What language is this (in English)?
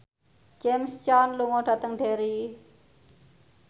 Javanese